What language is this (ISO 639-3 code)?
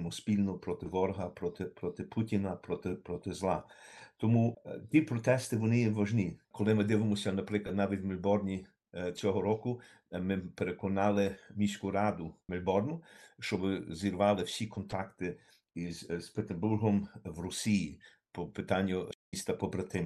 ukr